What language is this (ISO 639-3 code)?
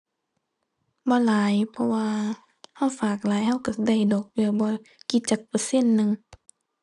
tha